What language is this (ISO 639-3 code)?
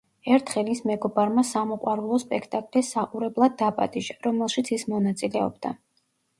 kat